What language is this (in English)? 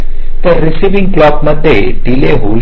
Marathi